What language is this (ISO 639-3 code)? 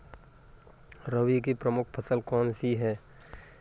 hin